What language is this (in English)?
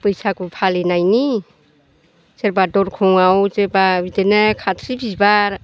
Bodo